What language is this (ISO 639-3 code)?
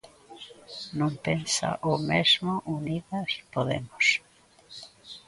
glg